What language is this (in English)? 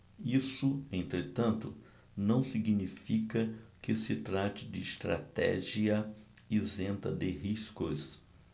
Portuguese